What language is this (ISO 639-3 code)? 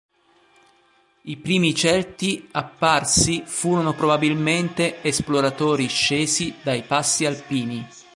ita